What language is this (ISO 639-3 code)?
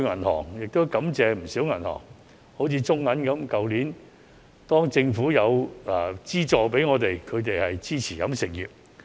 yue